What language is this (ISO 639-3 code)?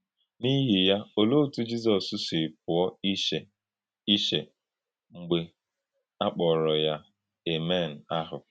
ibo